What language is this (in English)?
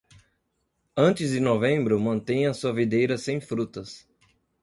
Portuguese